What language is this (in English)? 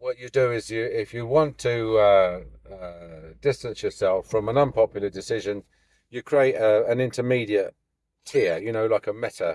English